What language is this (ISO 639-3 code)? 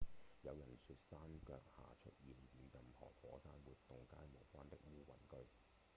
yue